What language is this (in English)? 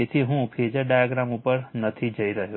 Gujarati